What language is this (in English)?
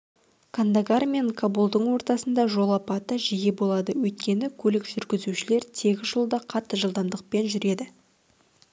Kazakh